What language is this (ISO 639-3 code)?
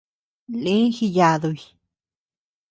cux